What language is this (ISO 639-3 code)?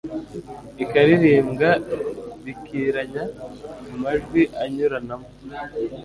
kin